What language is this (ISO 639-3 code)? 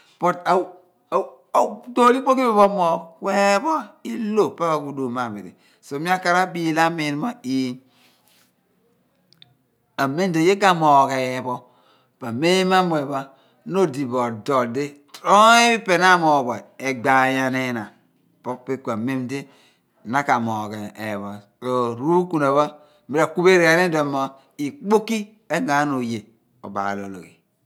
abn